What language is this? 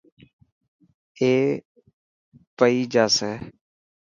Dhatki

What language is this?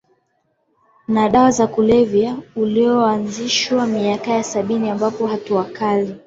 Swahili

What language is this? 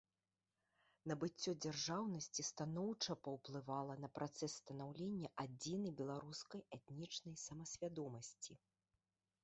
Belarusian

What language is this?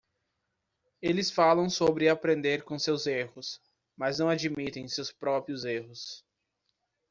Portuguese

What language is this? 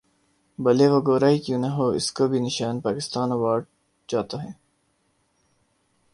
Urdu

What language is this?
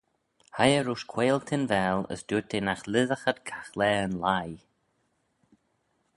Manx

